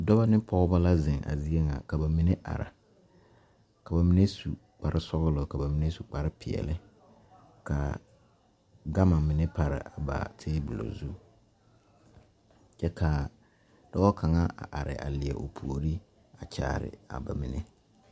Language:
Southern Dagaare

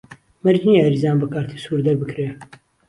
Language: Central Kurdish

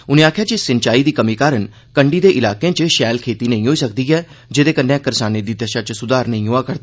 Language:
Dogri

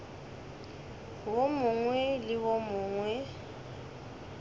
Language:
Northern Sotho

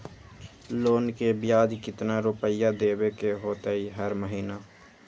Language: Magahi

